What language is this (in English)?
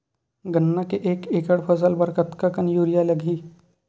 Chhattisgarhi